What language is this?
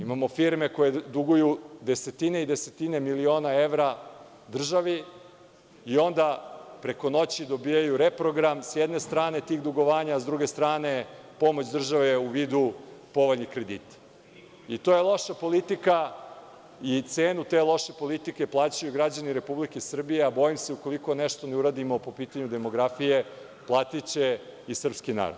Serbian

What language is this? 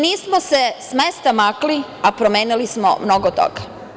Serbian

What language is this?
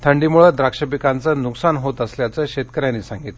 Marathi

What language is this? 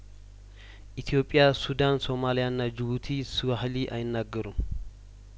Amharic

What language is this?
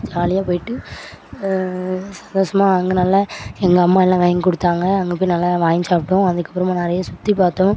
Tamil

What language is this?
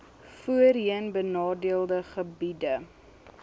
Afrikaans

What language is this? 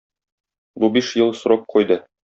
Tatar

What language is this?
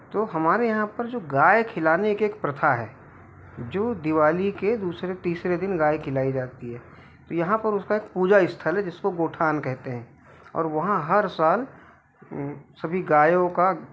Hindi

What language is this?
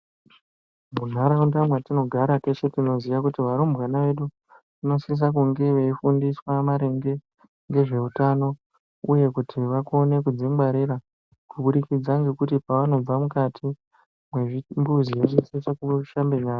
Ndau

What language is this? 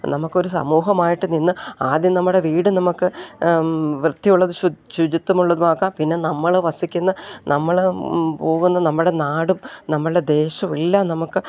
Malayalam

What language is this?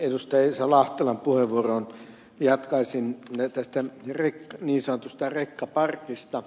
Finnish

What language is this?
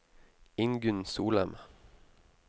Norwegian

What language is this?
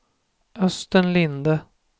Swedish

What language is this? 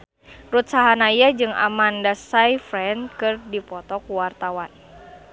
Sundanese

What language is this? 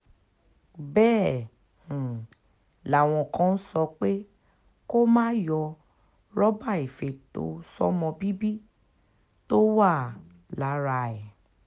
Yoruba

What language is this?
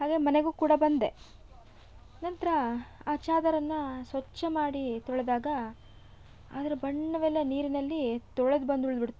Kannada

